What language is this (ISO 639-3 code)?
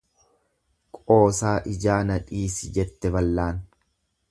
orm